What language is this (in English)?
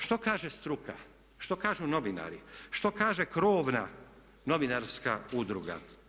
Croatian